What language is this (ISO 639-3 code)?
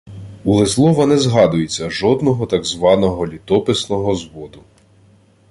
ukr